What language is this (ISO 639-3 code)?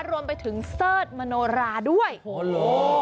tha